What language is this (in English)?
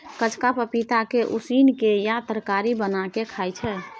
Maithili